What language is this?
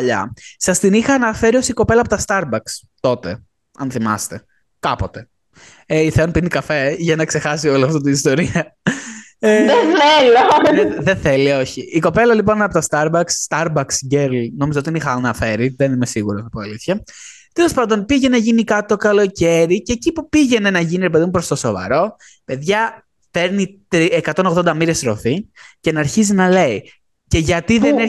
Greek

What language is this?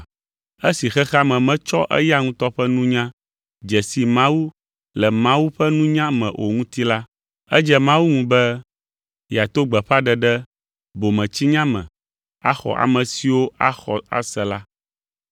Ewe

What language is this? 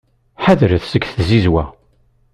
Kabyle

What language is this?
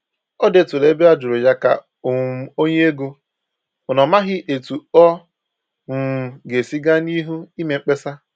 Igbo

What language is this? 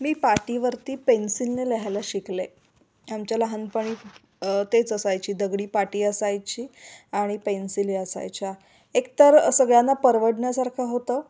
Marathi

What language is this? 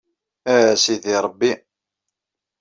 Kabyle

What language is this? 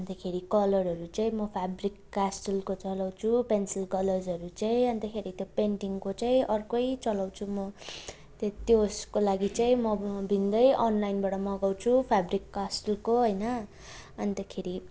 Nepali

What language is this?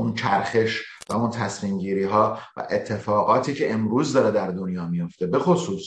Persian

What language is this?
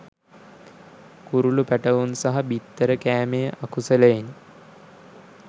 Sinhala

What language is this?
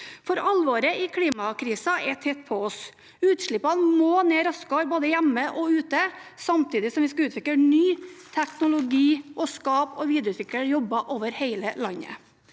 Norwegian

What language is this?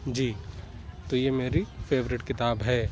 Urdu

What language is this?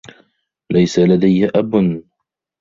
Arabic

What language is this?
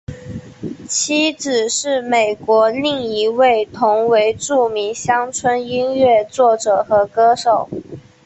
Chinese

